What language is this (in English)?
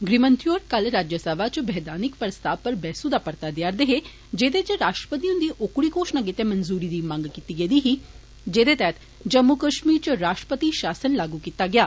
Dogri